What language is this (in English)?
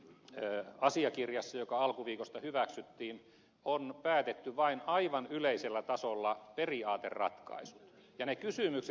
Finnish